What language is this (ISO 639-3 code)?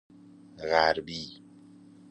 fas